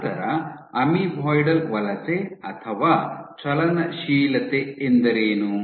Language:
Kannada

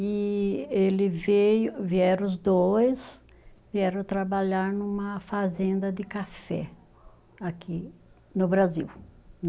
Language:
Portuguese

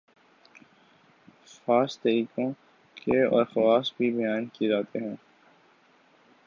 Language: Urdu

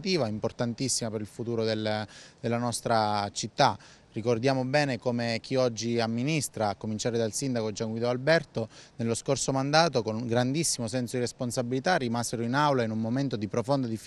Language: Italian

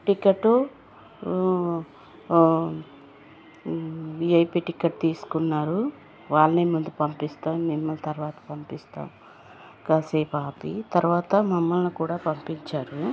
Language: Telugu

